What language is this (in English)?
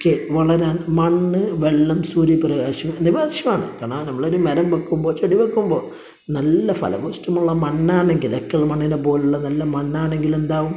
Malayalam